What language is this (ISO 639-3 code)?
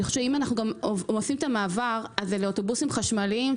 heb